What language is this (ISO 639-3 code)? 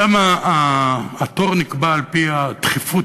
heb